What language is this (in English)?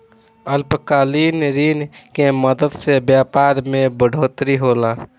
Bhojpuri